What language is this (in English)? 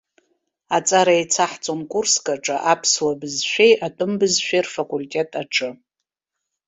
Abkhazian